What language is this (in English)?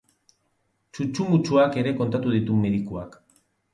Basque